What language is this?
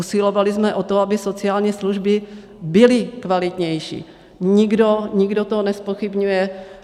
Czech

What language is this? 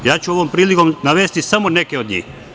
Serbian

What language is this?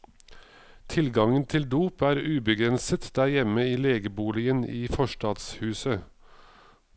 Norwegian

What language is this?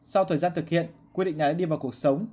Vietnamese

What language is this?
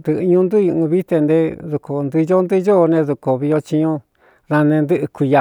Cuyamecalco Mixtec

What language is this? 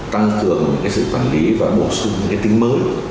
Vietnamese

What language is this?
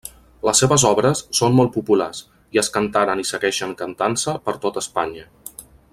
Catalan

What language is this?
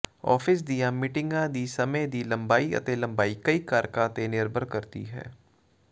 Punjabi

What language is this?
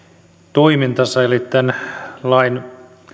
Finnish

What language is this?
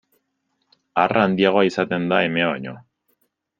Basque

